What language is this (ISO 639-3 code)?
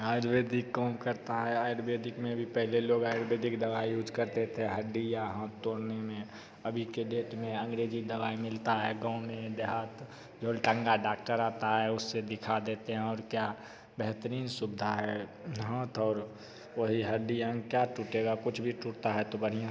hin